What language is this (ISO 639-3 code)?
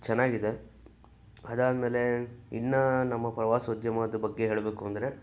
kan